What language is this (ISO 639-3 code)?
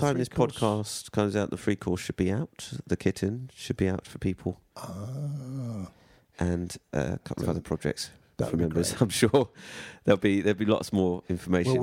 eng